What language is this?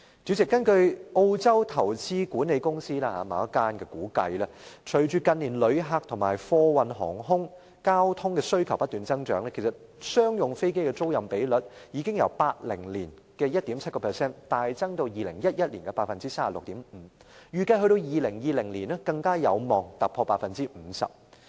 Cantonese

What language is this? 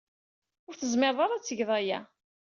Kabyle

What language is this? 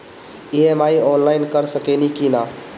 Bhojpuri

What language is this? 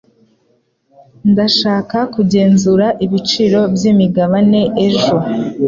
Kinyarwanda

